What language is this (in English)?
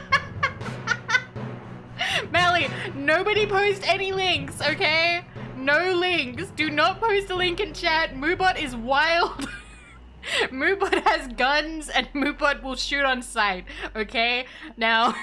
English